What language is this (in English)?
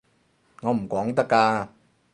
Cantonese